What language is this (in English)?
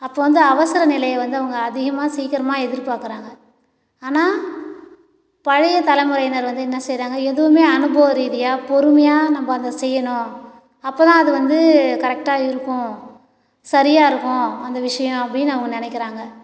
Tamil